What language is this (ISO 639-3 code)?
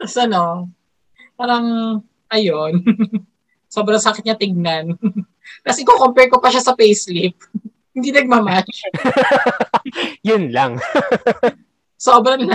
fil